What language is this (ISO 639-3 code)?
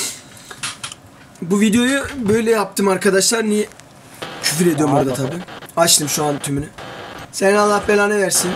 tur